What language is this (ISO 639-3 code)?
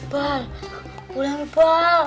ind